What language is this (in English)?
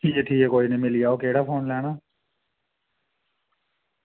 Dogri